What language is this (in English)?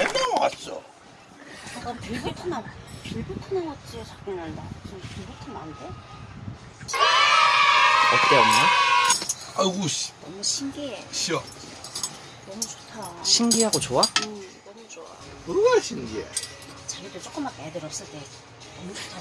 Korean